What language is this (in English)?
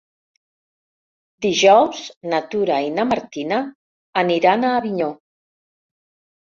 Catalan